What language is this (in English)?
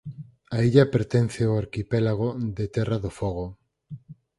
Galician